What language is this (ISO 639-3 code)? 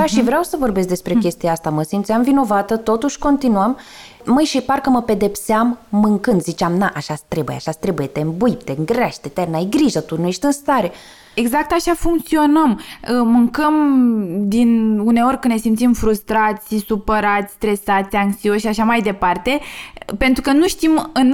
ron